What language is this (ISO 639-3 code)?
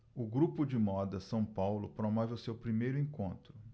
por